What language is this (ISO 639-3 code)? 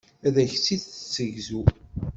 kab